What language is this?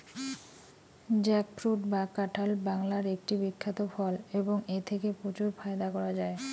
Bangla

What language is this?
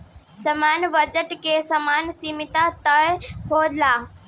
Bhojpuri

